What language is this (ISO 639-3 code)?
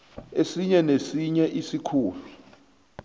nbl